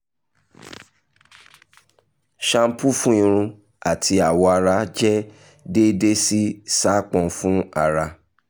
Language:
Yoruba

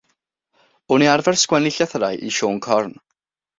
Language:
Welsh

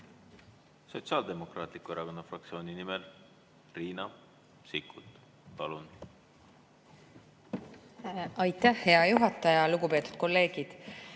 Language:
Estonian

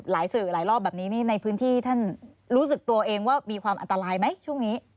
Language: Thai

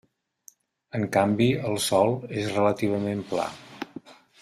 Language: Catalan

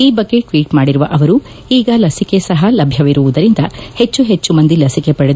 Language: Kannada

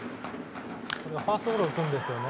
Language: Japanese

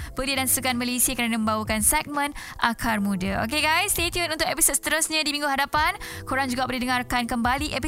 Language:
Malay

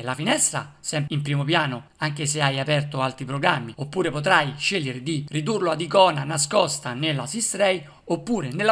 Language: Italian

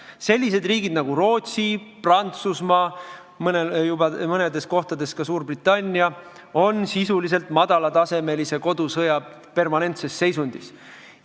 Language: Estonian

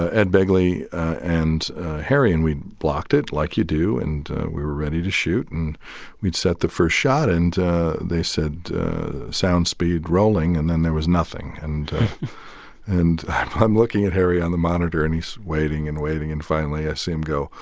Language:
English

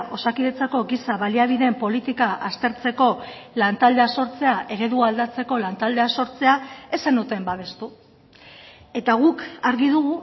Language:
Basque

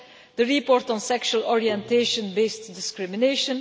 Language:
English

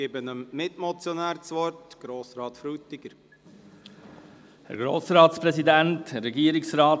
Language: Swiss German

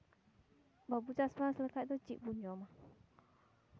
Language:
Santali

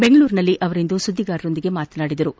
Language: Kannada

